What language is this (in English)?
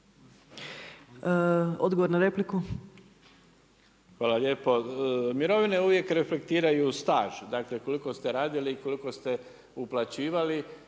Croatian